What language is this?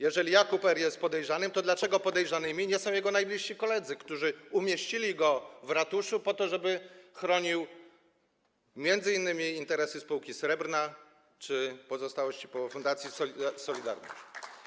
Polish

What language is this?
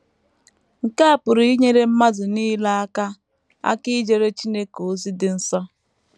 Igbo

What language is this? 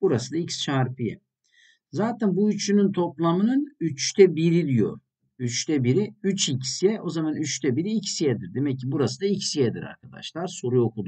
Turkish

